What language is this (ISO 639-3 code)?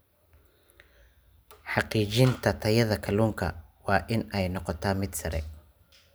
som